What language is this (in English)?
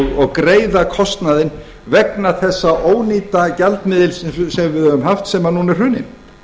Icelandic